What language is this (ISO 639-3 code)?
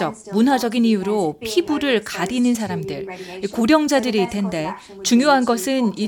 kor